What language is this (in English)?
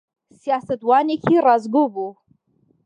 Central Kurdish